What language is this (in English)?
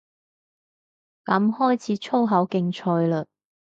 Cantonese